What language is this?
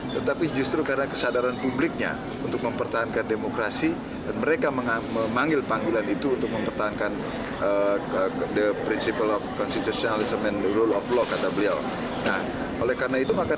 Indonesian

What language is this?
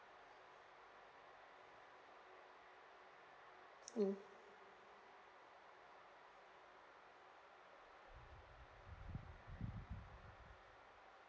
English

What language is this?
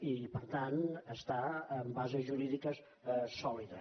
Catalan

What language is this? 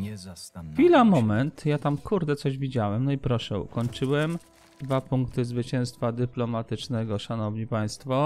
Polish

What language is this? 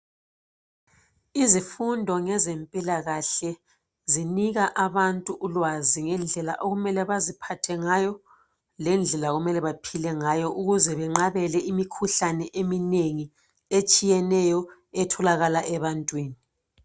North Ndebele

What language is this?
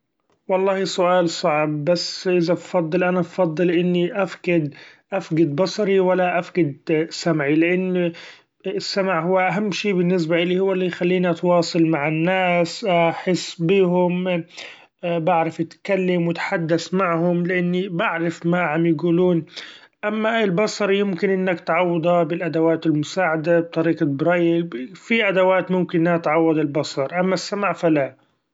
Gulf Arabic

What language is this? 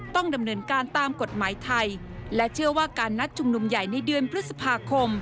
Thai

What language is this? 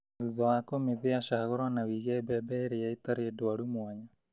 Kikuyu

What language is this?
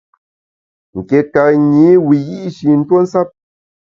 Bamun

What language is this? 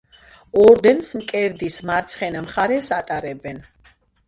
Georgian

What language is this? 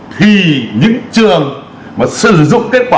Vietnamese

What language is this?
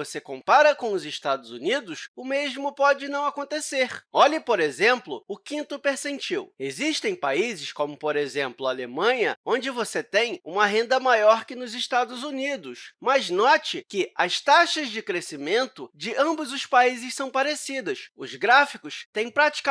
Portuguese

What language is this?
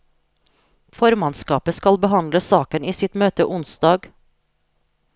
Norwegian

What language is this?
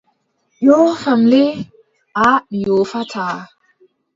Adamawa Fulfulde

